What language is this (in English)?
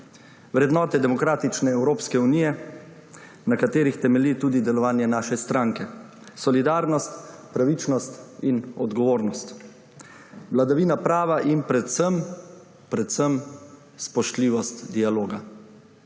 Slovenian